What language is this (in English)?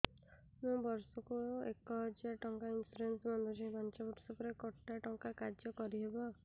Odia